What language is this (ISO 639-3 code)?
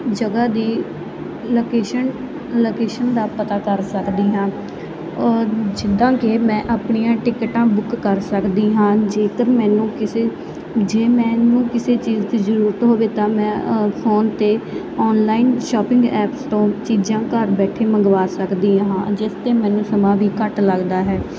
pan